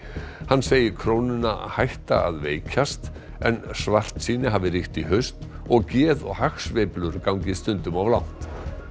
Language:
Icelandic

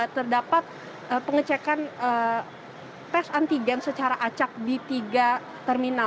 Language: Indonesian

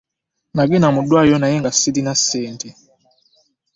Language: Ganda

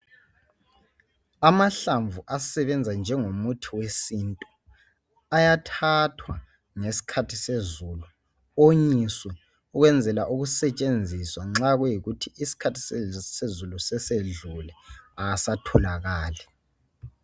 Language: North Ndebele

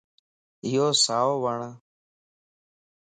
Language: Lasi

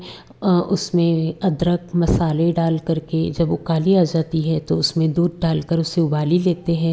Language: Hindi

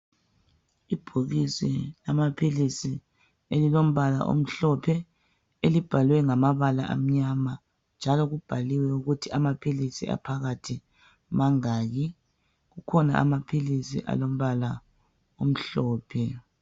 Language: North Ndebele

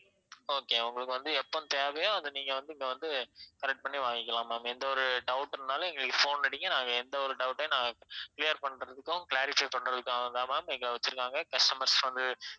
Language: Tamil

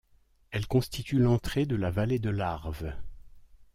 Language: French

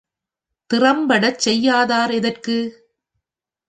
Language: Tamil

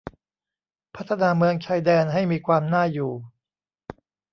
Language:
Thai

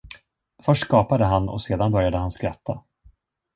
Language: Swedish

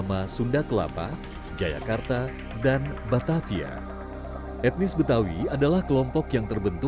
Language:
Indonesian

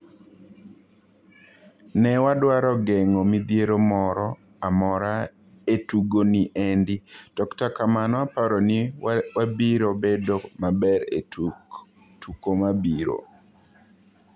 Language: Luo (Kenya and Tanzania)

